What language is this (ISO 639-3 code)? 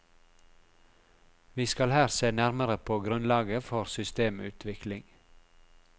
nor